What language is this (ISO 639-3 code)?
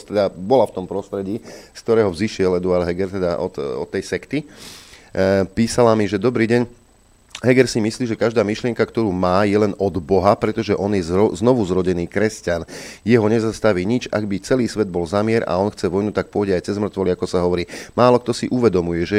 slk